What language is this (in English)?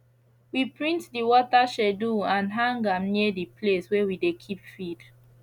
Nigerian Pidgin